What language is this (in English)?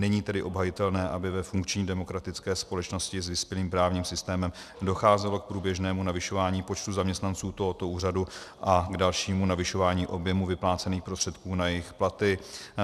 Czech